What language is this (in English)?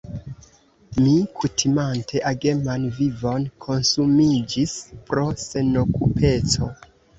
Esperanto